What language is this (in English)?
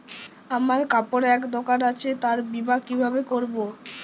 Bangla